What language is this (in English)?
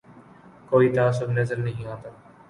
Urdu